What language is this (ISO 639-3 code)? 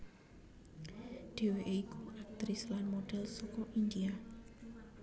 jav